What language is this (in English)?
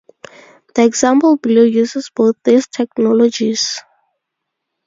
English